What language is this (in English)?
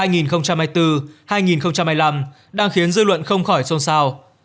Vietnamese